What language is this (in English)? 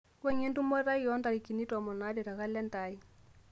Masai